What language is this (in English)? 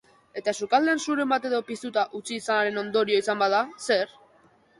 Basque